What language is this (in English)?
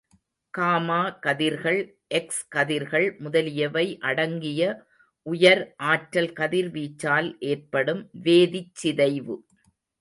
Tamil